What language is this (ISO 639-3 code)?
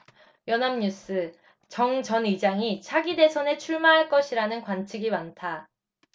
kor